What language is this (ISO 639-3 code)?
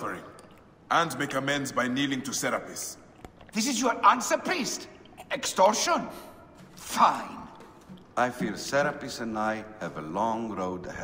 pol